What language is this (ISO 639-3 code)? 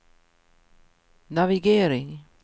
swe